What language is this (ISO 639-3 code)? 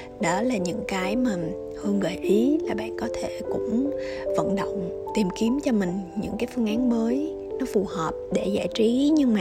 vie